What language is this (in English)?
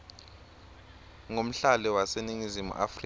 Swati